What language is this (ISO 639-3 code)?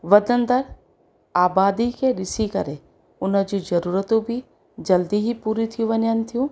snd